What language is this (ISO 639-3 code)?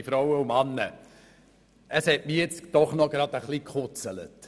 gsw